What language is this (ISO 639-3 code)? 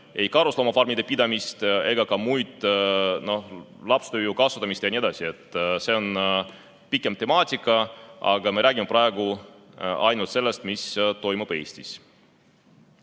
est